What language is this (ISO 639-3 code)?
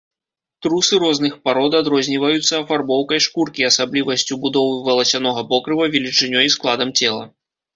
bel